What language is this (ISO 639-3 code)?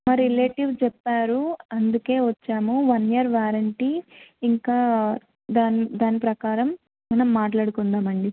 tel